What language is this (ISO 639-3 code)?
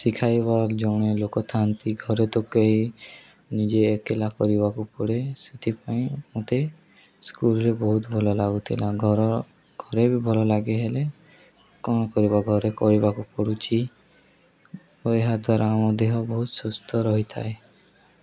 ori